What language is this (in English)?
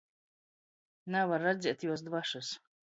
Latgalian